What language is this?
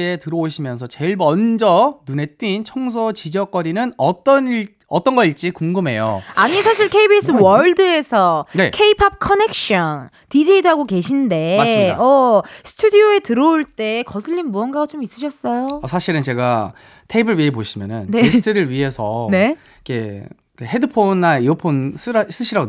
Korean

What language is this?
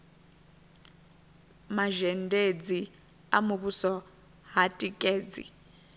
Venda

